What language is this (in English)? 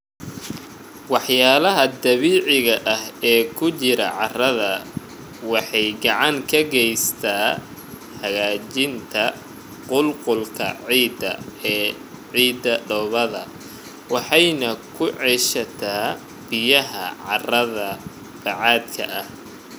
Somali